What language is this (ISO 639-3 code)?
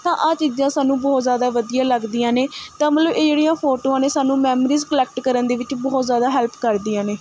pan